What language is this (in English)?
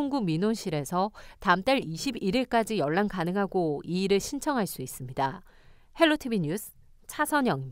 Korean